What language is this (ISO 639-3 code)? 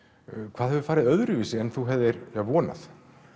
isl